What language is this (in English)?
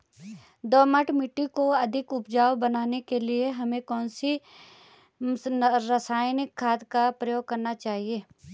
Hindi